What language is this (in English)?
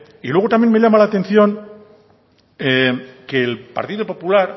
Spanish